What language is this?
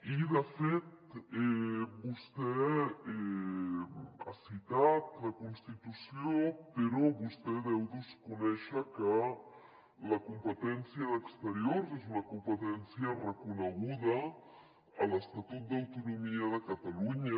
Catalan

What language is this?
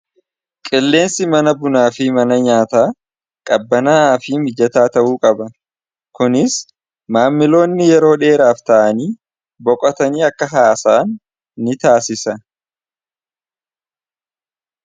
Oromo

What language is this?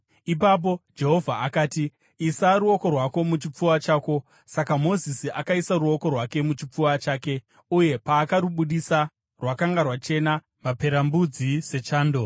Shona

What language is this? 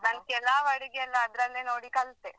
Kannada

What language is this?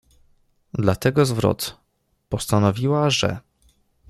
Polish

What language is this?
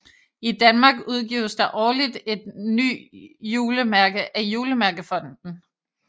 Danish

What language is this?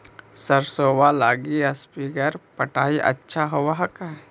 Magahi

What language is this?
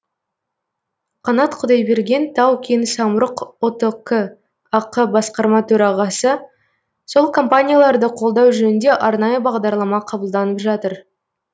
Kazakh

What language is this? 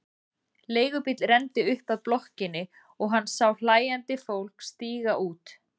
Icelandic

